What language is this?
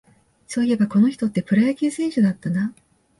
Japanese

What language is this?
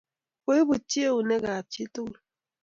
Kalenjin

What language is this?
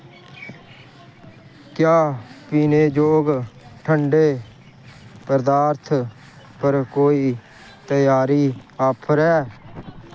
Dogri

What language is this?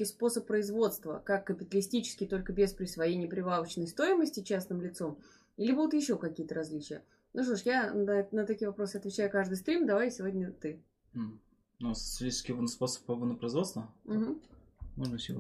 Russian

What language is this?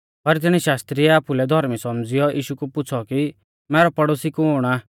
Mahasu Pahari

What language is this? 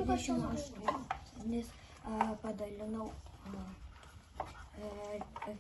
Romanian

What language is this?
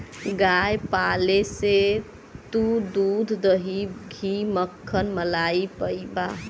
Bhojpuri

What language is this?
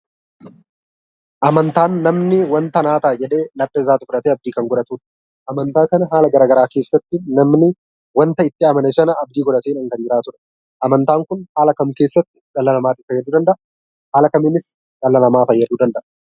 Oromo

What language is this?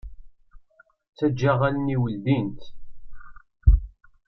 Kabyle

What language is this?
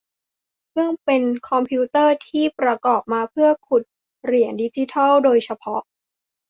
Thai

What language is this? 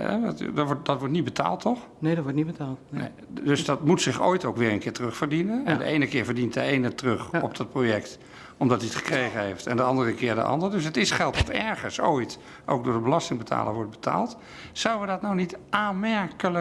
Dutch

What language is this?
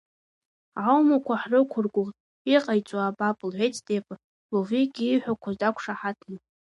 Abkhazian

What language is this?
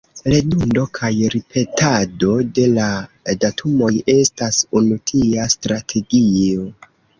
Esperanto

